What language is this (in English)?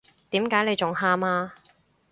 Cantonese